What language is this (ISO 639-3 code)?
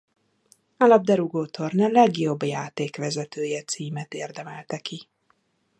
hun